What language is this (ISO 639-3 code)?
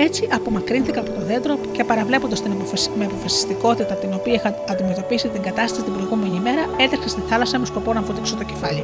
ell